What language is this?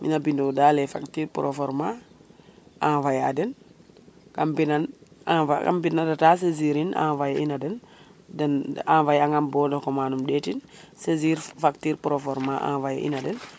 Serer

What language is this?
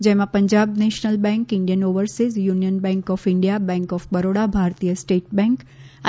Gujarati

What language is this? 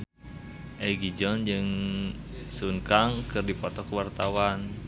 Sundanese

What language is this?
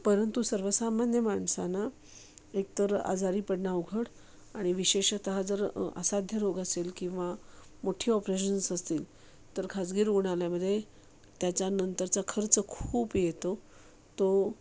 Marathi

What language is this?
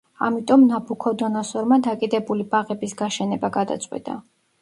Georgian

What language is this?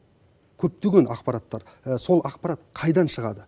Kazakh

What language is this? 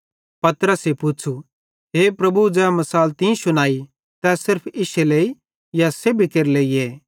Bhadrawahi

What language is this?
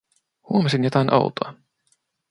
Finnish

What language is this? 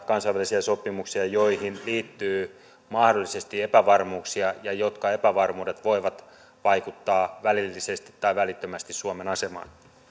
Finnish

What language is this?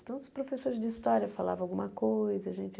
Portuguese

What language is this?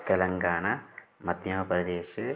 Sanskrit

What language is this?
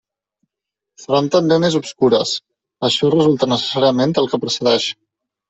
Catalan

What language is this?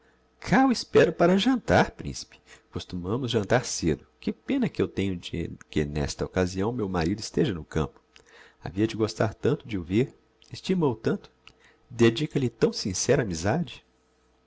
Portuguese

